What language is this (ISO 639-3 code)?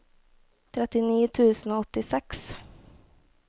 nor